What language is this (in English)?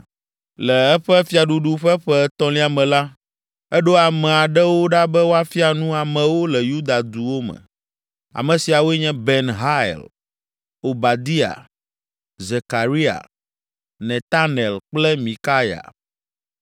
Ewe